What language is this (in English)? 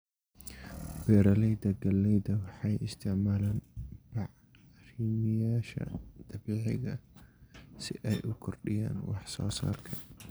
Somali